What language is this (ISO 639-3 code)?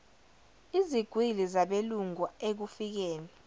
zul